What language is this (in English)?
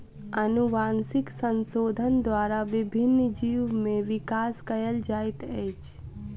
Maithili